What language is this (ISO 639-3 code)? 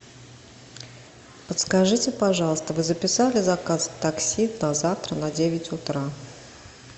rus